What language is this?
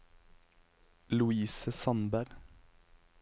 Norwegian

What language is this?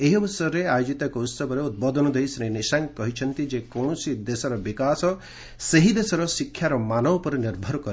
Odia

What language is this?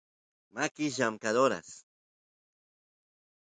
Santiago del Estero Quichua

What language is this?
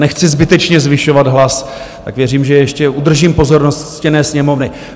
Czech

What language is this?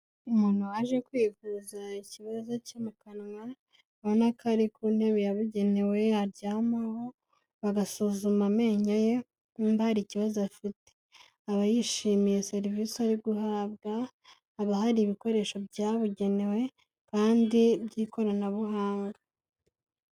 Kinyarwanda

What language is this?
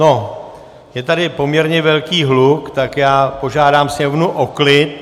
Czech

